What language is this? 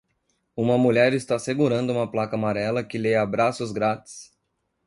Portuguese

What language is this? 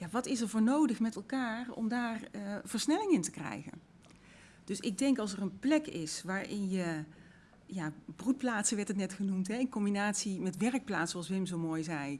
Dutch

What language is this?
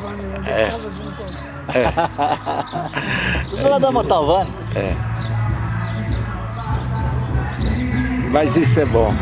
Portuguese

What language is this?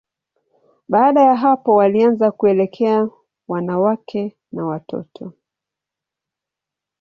Swahili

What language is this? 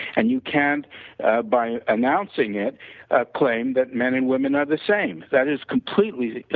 English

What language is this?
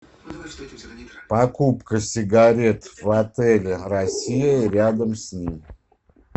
Russian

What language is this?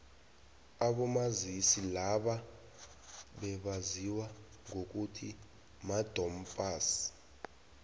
South Ndebele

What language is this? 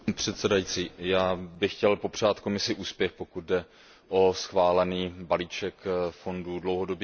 Czech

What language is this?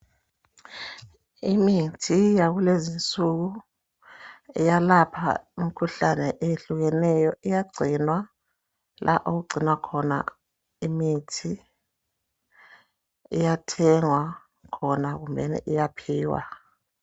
North Ndebele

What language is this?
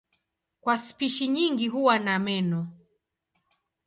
Swahili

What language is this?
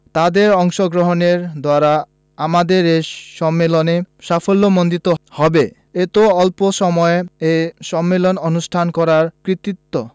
Bangla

